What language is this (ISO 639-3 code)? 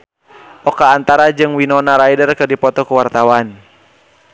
sun